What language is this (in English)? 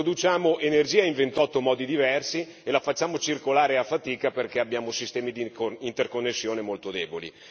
Italian